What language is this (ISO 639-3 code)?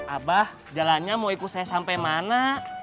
ind